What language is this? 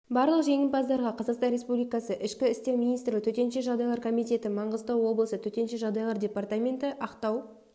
Kazakh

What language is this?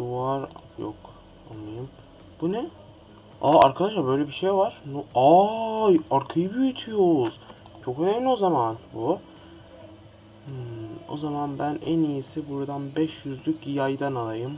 Turkish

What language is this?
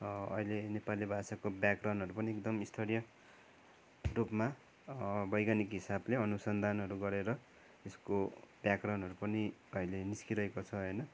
Nepali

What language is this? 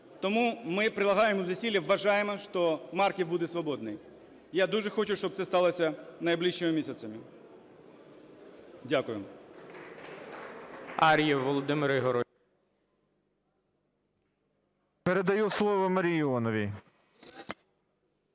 Ukrainian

